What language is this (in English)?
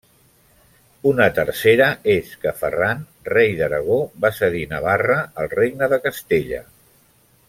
Catalan